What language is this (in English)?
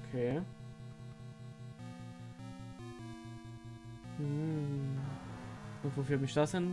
German